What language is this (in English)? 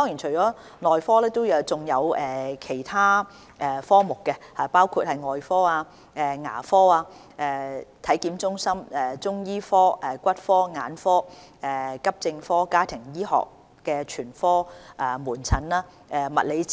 Cantonese